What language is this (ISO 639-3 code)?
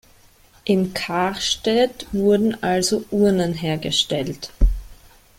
deu